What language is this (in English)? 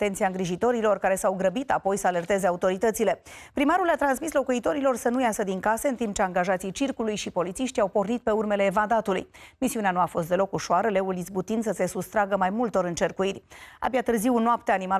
Romanian